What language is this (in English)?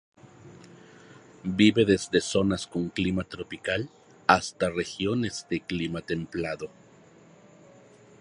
Spanish